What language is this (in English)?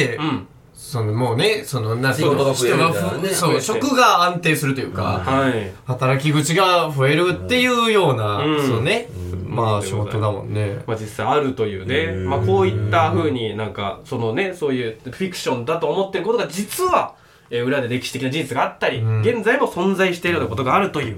Japanese